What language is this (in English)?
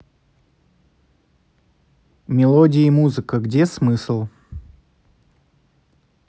Russian